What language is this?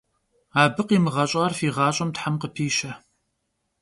Kabardian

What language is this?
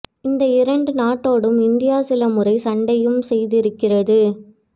Tamil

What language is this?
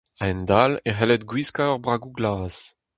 Breton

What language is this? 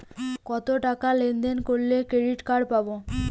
Bangla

